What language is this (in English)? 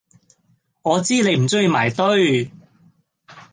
Cantonese